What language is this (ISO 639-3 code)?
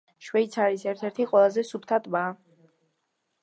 kat